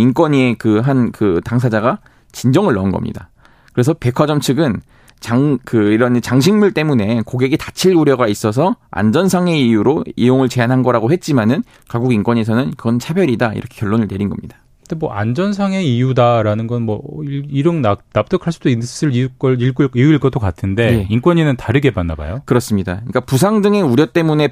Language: Korean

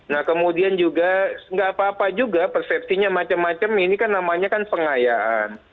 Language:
Indonesian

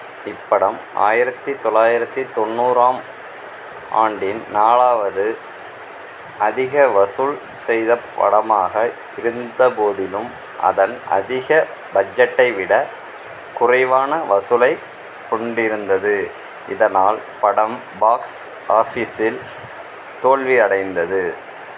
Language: Tamil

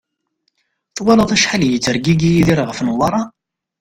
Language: Kabyle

